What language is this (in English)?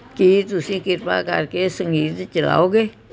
Punjabi